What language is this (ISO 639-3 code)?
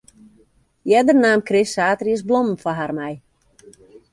fry